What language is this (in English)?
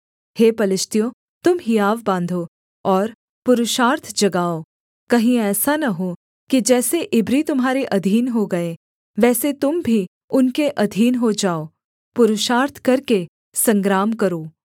Hindi